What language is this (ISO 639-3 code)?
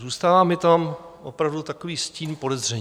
ces